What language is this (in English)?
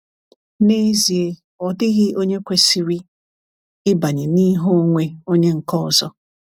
Igbo